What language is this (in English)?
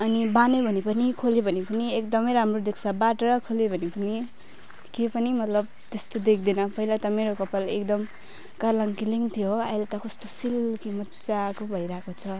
Nepali